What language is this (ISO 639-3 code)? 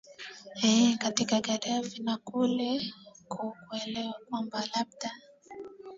swa